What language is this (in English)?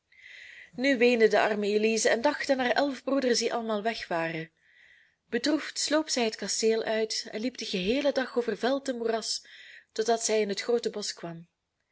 Dutch